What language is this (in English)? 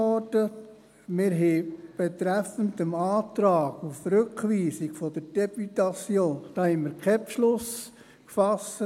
Swiss German